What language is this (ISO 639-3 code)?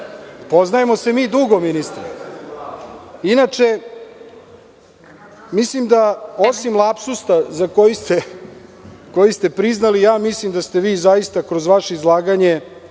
srp